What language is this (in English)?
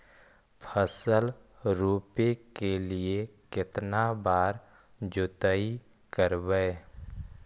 Magahi